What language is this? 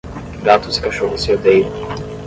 Portuguese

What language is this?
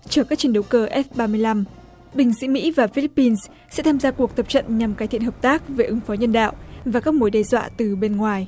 Vietnamese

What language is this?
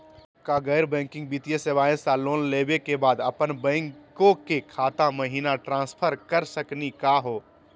Magahi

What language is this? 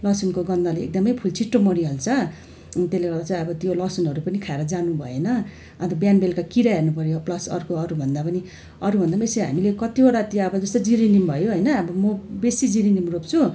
Nepali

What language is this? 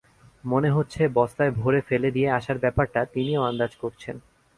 Bangla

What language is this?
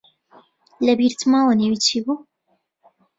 Central Kurdish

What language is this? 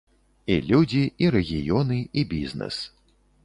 Belarusian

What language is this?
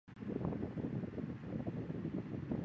Chinese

